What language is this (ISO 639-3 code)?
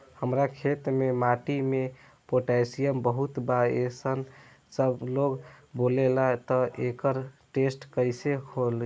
bho